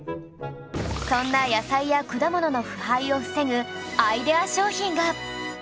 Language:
Japanese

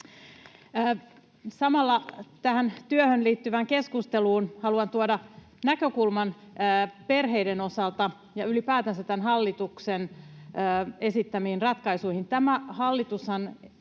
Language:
Finnish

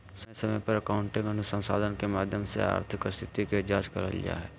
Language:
Magahi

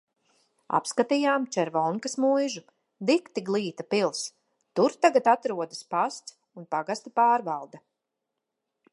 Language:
Latvian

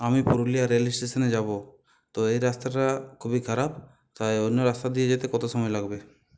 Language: Bangla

